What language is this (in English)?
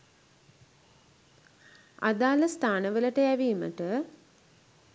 Sinhala